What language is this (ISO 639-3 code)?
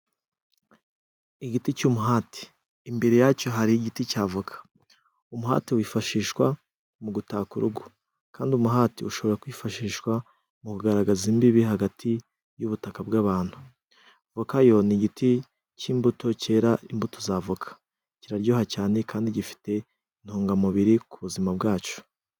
kin